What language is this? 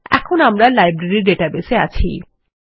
Bangla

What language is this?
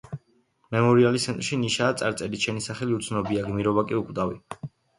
Georgian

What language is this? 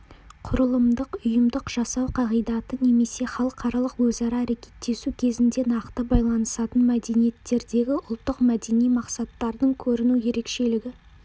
Kazakh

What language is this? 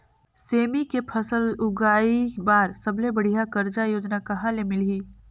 Chhattisgarhi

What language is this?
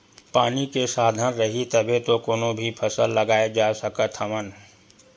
Chhattisgarhi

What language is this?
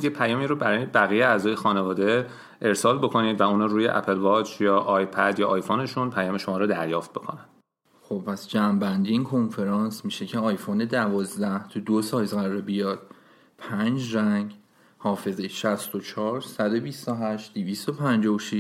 Persian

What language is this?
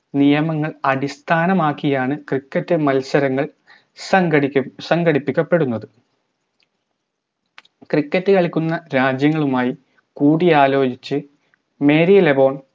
Malayalam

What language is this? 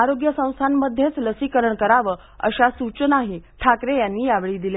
Marathi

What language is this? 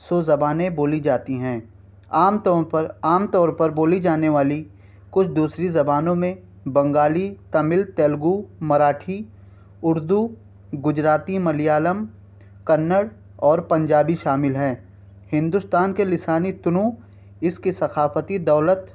Urdu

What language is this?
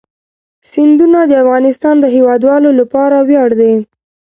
Pashto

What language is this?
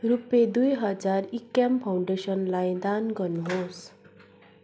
Nepali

